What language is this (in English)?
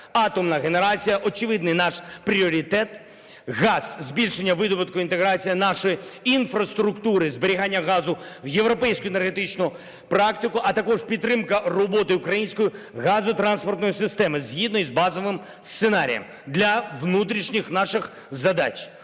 Ukrainian